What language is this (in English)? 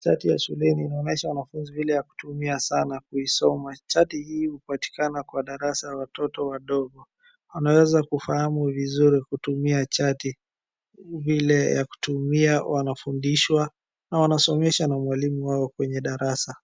Swahili